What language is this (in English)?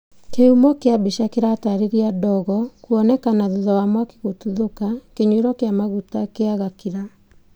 Kikuyu